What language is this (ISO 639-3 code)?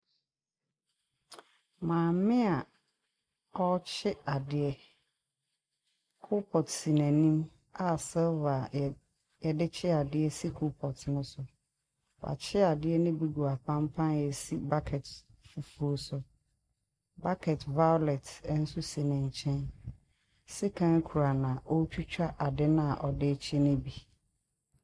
aka